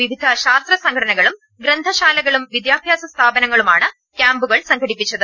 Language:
Malayalam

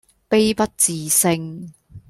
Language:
Cantonese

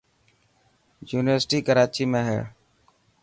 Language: Dhatki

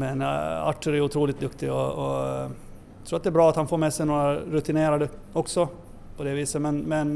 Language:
Swedish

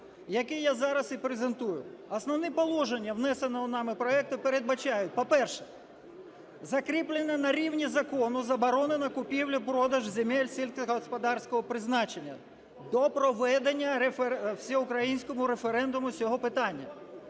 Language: Ukrainian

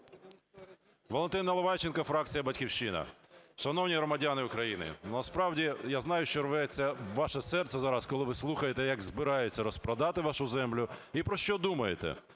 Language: Ukrainian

